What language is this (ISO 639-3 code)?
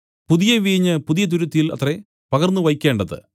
mal